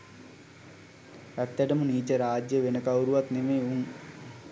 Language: Sinhala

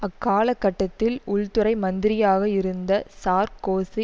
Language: Tamil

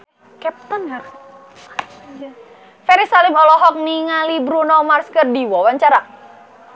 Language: Sundanese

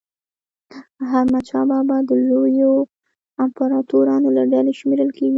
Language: Pashto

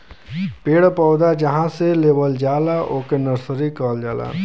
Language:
Bhojpuri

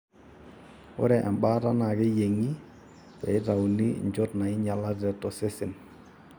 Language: Masai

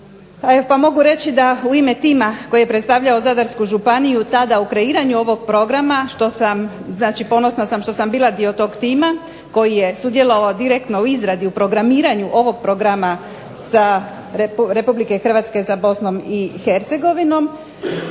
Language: Croatian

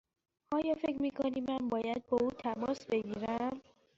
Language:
Persian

